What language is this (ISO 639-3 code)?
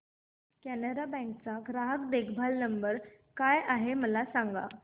mar